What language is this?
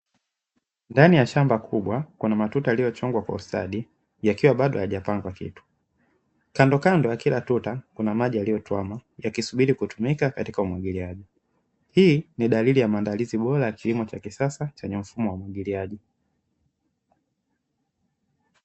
Swahili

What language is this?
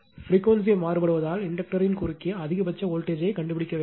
Tamil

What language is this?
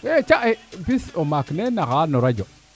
Serer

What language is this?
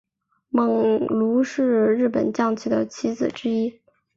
Chinese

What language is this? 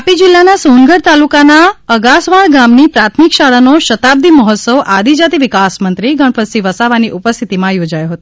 Gujarati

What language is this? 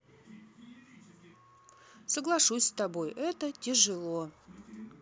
Russian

